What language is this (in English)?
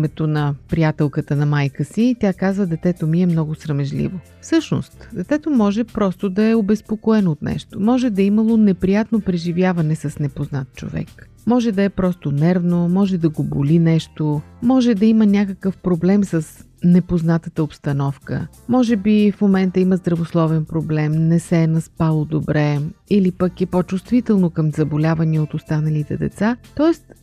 Bulgarian